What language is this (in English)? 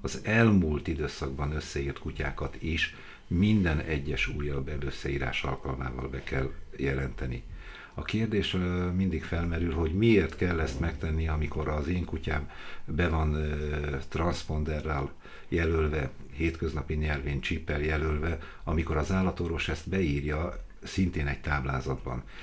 Hungarian